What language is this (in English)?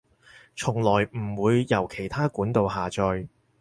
Cantonese